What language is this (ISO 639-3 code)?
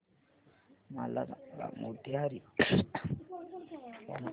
mar